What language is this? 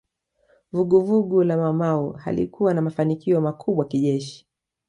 Swahili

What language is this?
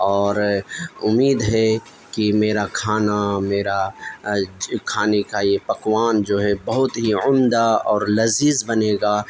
Urdu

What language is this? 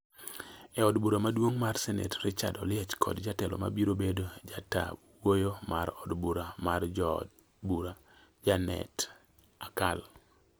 Luo (Kenya and Tanzania)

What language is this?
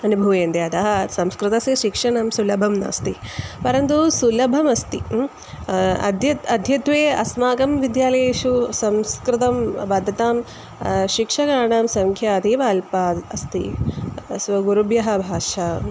Sanskrit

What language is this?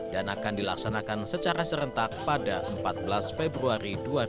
Indonesian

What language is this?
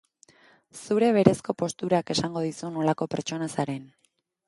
Basque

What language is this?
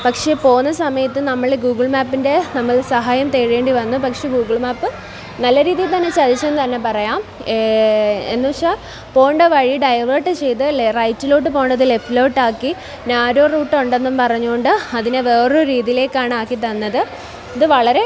Malayalam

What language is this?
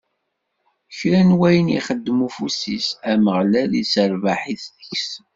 Kabyle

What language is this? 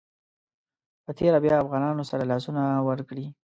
Pashto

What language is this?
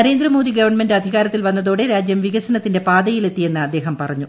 Malayalam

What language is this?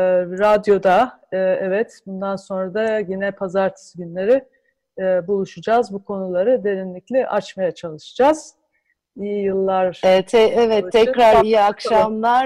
Turkish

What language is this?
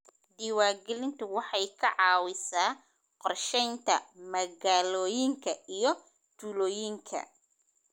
Somali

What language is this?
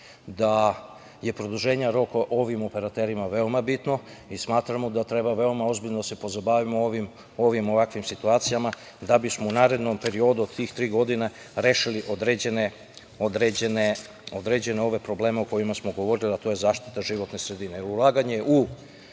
Serbian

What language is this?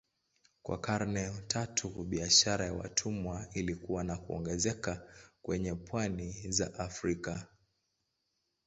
Swahili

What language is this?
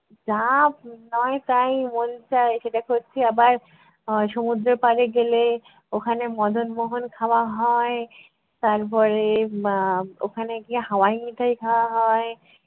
Bangla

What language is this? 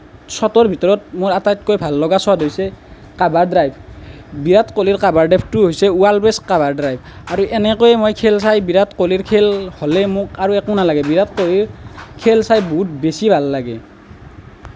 Assamese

